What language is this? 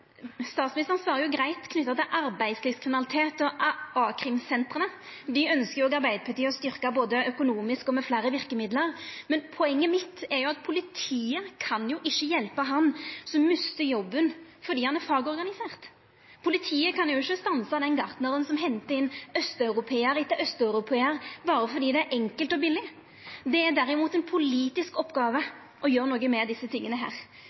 Norwegian Nynorsk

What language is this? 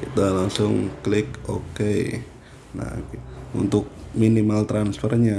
Indonesian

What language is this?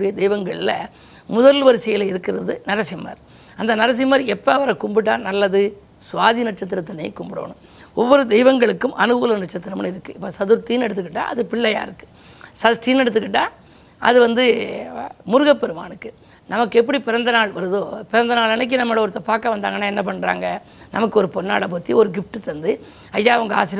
Tamil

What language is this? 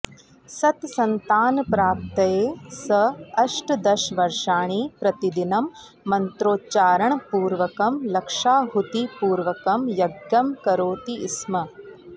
Sanskrit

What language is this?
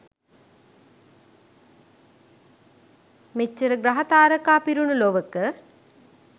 Sinhala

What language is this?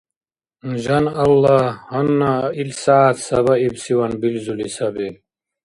Dargwa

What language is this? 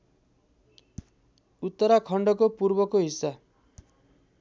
Nepali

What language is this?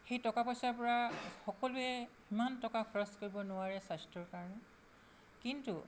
Assamese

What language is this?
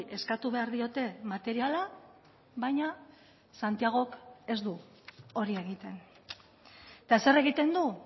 Basque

